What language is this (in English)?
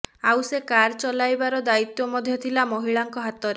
Odia